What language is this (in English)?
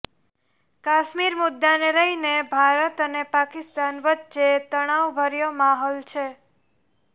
Gujarati